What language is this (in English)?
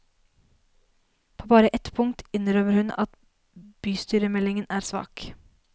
Norwegian